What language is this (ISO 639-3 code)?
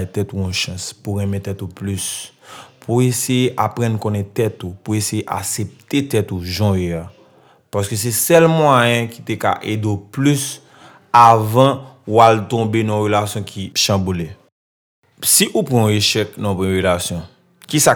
fra